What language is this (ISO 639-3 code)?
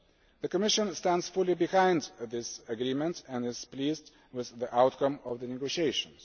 eng